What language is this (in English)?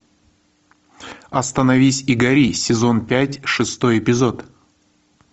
Russian